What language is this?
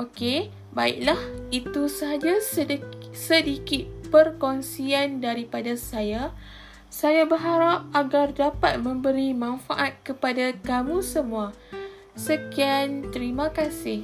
Malay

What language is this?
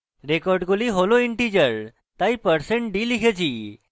Bangla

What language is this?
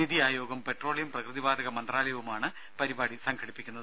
Malayalam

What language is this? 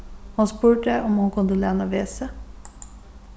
Faroese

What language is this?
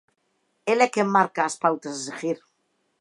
Galician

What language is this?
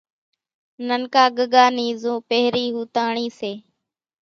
Kachi Koli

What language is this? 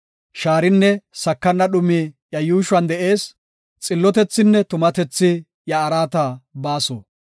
Gofa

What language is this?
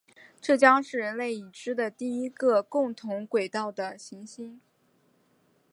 Chinese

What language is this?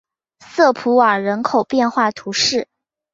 Chinese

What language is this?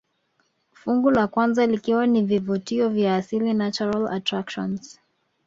Swahili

